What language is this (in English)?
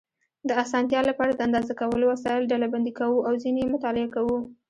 Pashto